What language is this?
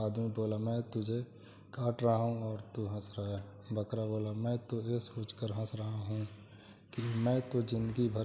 Hindi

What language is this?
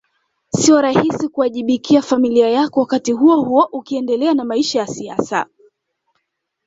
Swahili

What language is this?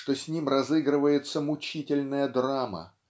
Russian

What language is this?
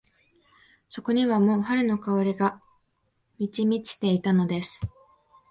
Japanese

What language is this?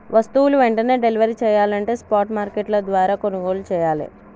Telugu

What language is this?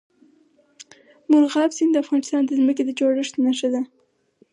Pashto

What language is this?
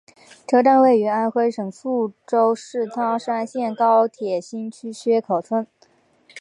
Chinese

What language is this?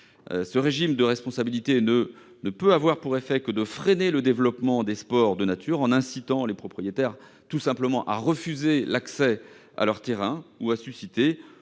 French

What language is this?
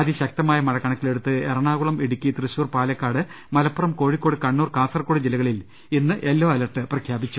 Malayalam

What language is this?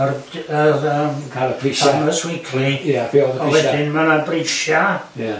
Welsh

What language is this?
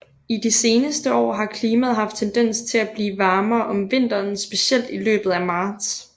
Danish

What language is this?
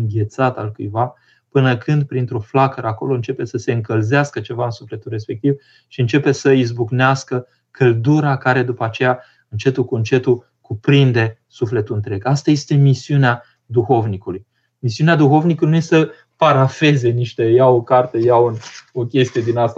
Romanian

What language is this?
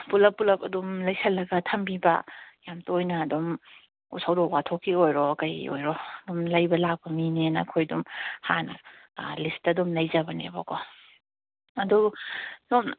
Manipuri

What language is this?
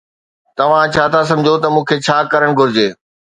Sindhi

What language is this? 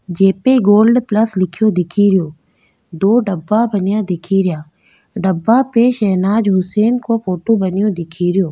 Rajasthani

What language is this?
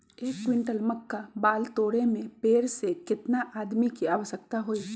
Magahi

